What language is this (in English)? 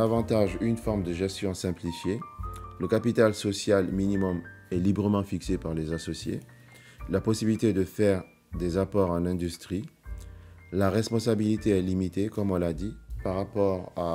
French